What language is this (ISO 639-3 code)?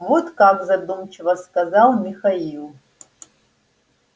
rus